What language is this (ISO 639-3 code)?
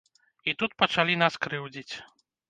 bel